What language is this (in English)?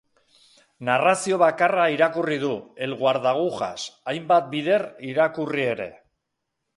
Basque